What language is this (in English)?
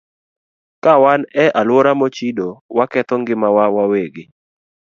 Luo (Kenya and Tanzania)